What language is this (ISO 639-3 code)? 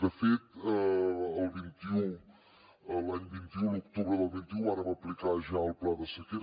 cat